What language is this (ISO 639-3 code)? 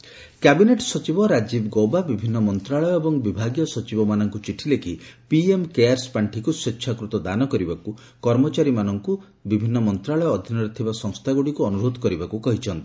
ori